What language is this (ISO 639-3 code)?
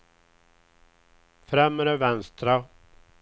swe